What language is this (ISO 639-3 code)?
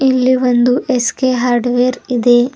kan